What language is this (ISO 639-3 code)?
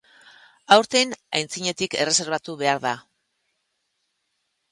eus